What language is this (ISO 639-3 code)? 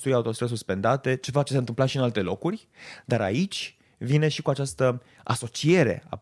ron